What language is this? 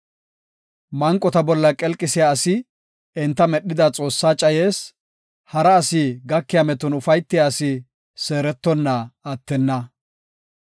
Gofa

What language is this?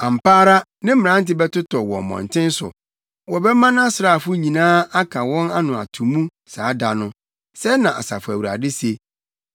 Akan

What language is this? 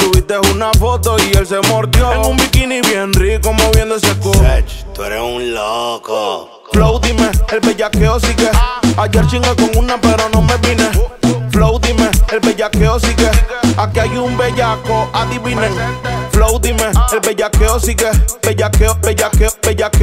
Romanian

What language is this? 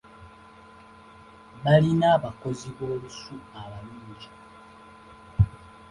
Ganda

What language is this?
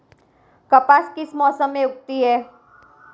Hindi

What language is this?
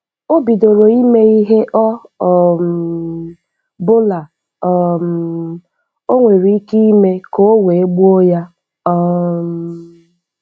Igbo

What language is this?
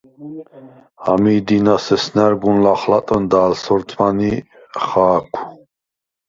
Svan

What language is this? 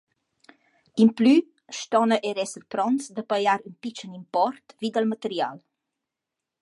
Romansh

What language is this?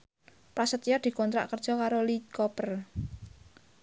Javanese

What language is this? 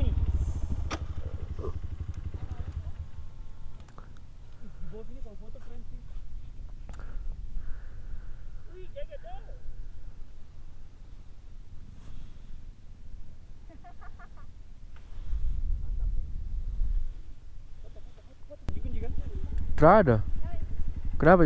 Indonesian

